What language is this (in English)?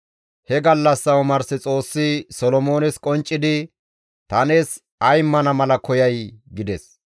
Gamo